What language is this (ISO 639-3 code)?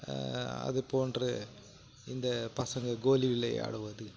tam